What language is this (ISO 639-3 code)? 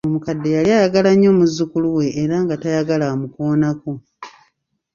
lug